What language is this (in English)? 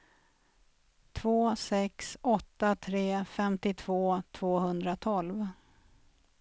Swedish